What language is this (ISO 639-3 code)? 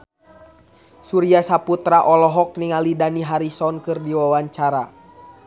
sun